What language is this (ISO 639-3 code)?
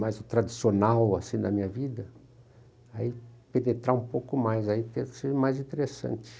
por